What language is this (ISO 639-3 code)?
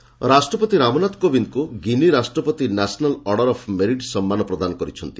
ori